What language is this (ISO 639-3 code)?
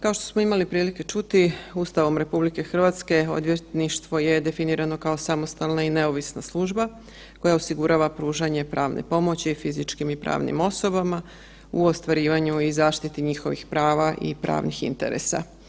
hrv